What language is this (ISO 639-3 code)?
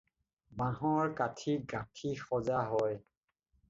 asm